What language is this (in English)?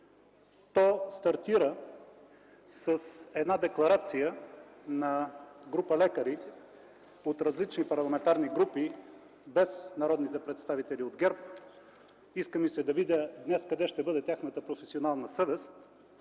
Bulgarian